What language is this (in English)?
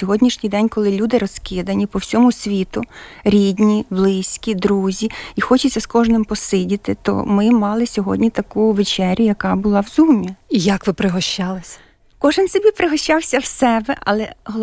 Ukrainian